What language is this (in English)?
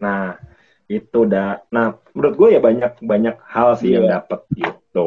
Indonesian